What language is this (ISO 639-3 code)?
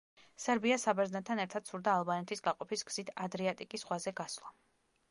kat